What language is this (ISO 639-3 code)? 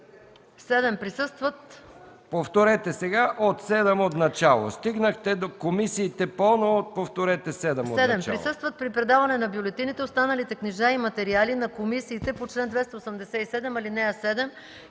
bul